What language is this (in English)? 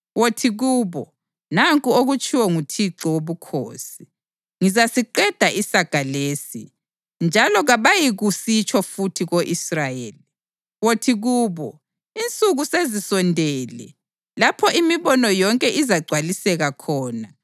North Ndebele